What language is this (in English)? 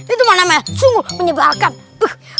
Indonesian